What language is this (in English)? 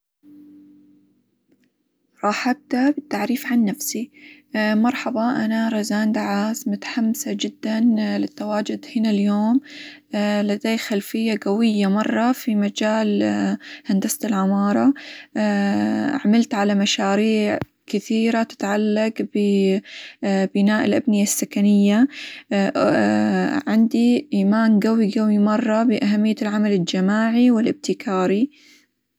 Hijazi Arabic